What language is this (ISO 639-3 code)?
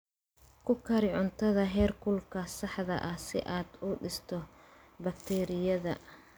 som